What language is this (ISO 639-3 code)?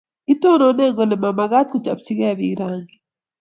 kln